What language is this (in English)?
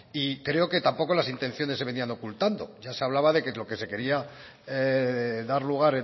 Spanish